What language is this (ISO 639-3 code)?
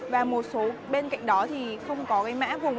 vie